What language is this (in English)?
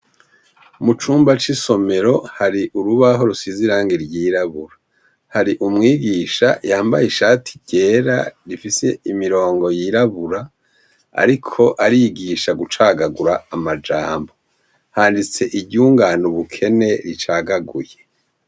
Rundi